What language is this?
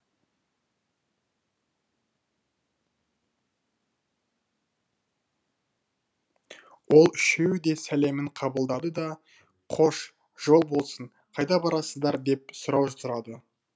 Kazakh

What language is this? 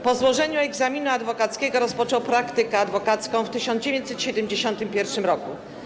Polish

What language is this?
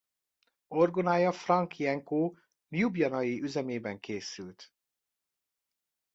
Hungarian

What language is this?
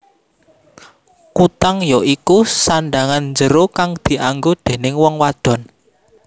Javanese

